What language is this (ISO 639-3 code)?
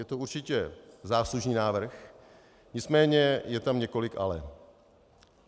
ces